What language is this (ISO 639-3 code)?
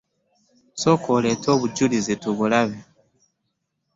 lug